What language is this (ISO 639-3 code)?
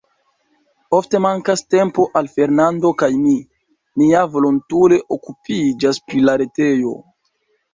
epo